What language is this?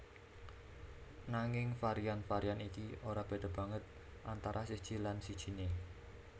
Javanese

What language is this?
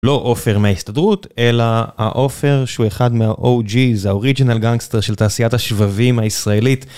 Hebrew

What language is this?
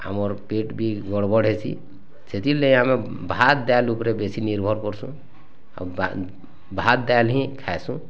Odia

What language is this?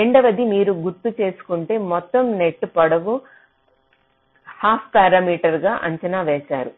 Telugu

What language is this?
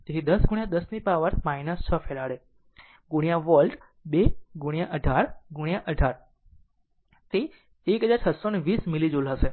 Gujarati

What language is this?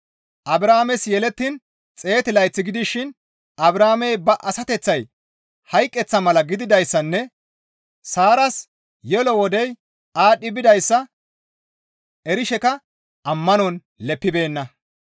Gamo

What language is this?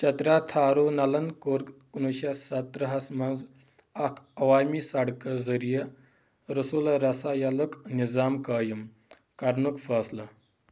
Kashmiri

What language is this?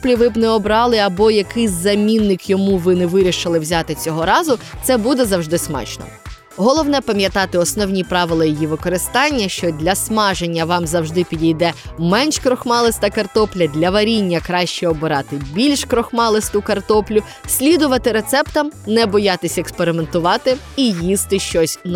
Ukrainian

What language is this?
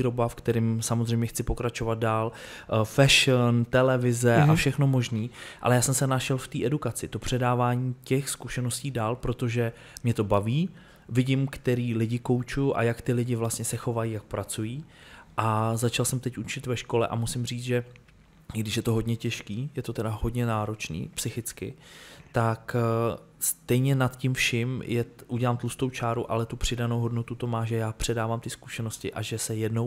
Czech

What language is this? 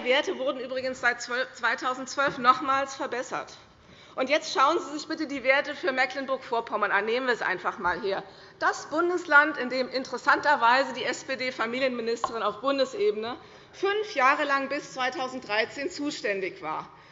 German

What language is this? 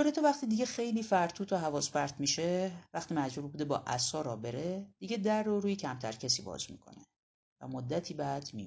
Persian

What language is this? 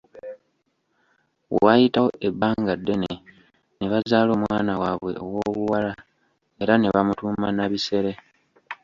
Ganda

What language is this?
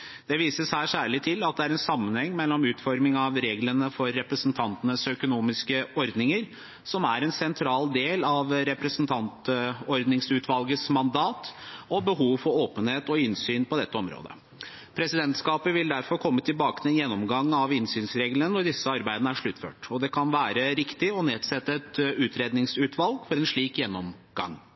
Norwegian Bokmål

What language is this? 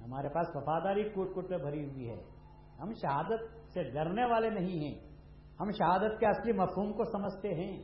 Urdu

